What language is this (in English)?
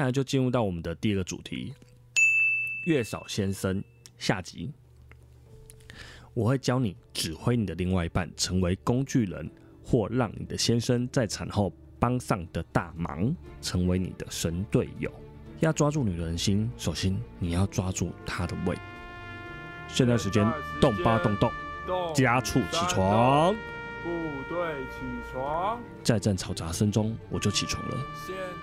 Chinese